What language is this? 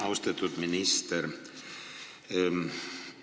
Estonian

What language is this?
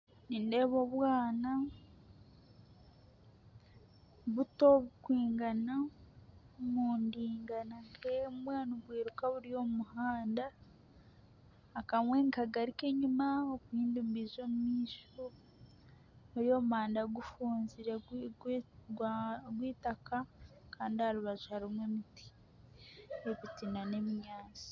Nyankole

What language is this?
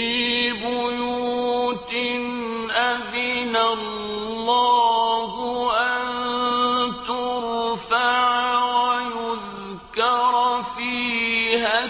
Arabic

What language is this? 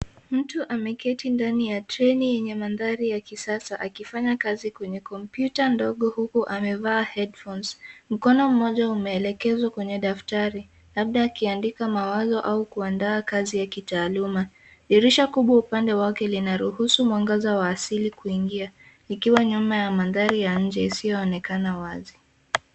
Swahili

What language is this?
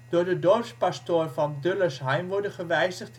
Dutch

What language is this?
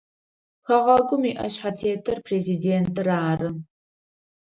Adyghe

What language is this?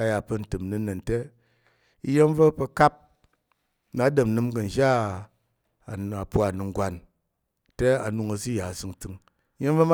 Tarok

